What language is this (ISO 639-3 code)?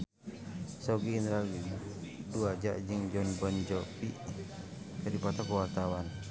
sun